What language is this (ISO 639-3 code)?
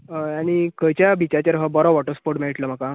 kok